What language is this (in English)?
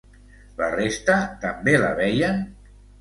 Catalan